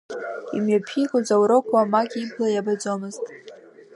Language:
Abkhazian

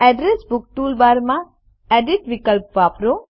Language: Gujarati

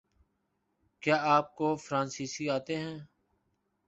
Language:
Urdu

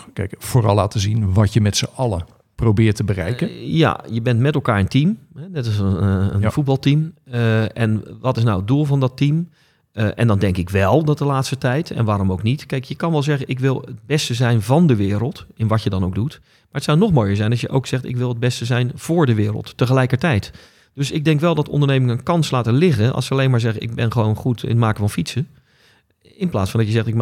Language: Dutch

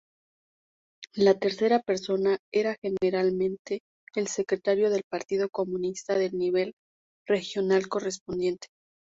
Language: Spanish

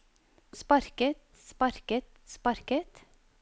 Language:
Norwegian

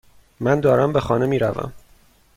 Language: Persian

